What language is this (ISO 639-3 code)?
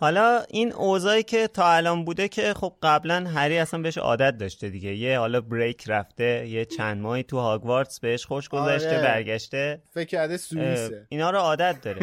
fas